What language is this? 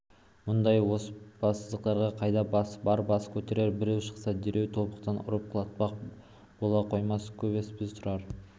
Kazakh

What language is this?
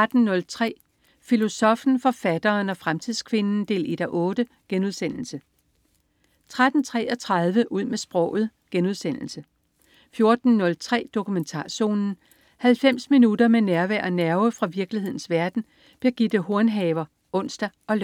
Danish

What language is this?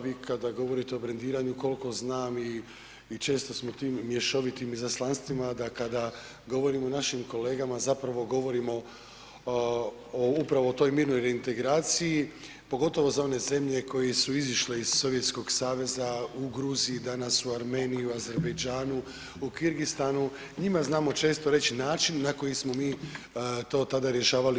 Croatian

